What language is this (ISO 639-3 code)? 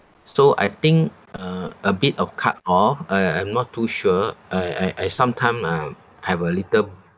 eng